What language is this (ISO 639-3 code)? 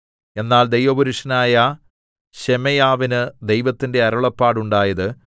mal